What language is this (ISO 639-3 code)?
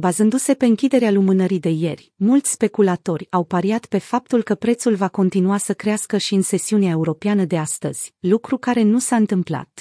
ron